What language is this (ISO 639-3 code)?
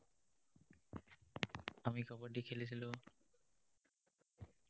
asm